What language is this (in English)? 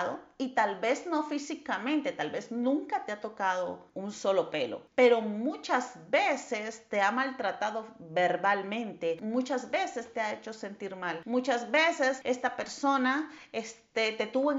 Spanish